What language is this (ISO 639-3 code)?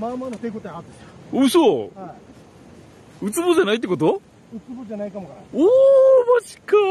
jpn